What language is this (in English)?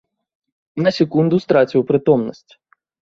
Belarusian